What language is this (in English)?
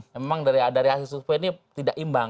Indonesian